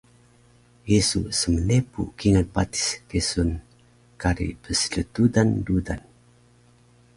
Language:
Taroko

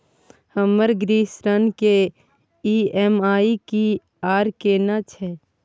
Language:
Maithili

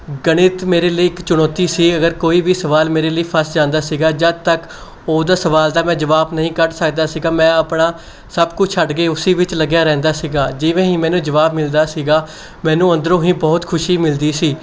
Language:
Punjabi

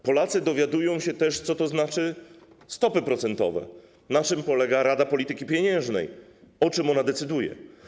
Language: Polish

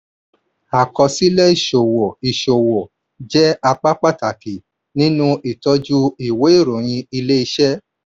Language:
Yoruba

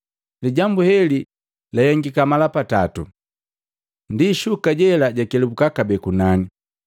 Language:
Matengo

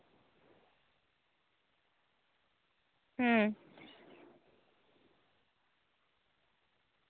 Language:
Santali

